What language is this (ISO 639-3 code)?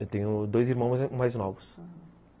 por